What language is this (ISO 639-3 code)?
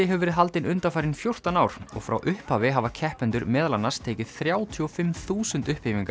isl